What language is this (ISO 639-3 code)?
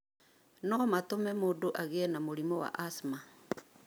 kik